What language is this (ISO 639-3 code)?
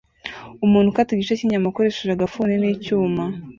kin